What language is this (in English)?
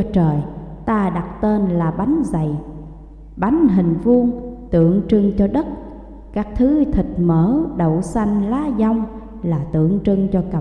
Vietnamese